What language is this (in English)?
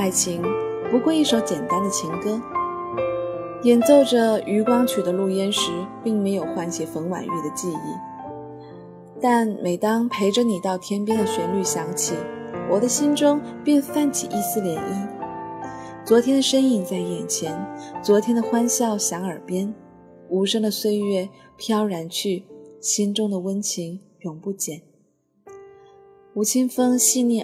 Chinese